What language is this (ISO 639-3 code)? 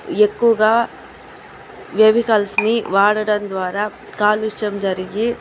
tel